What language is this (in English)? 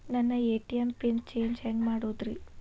Kannada